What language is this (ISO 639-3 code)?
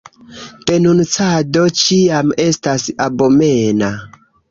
epo